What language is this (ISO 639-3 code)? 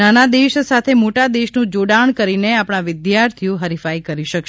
guj